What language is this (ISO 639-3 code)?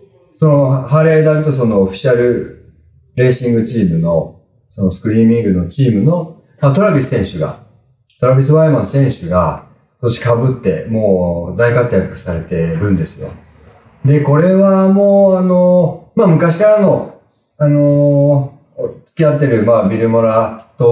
jpn